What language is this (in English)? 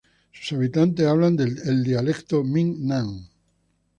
Spanish